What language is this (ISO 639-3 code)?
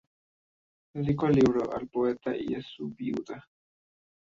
spa